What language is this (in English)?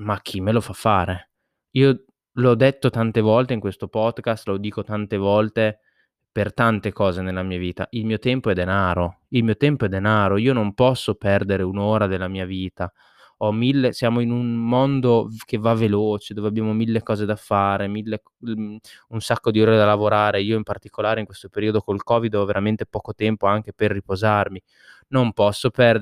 Italian